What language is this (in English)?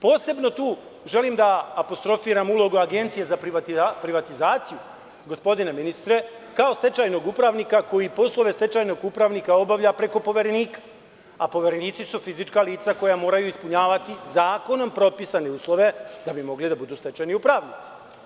Serbian